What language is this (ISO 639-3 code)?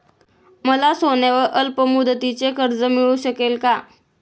mar